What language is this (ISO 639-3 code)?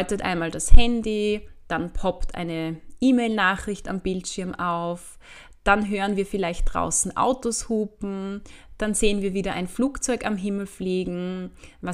deu